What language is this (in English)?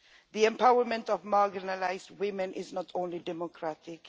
English